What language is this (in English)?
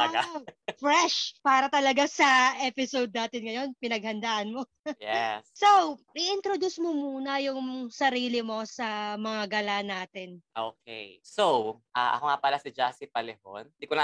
Filipino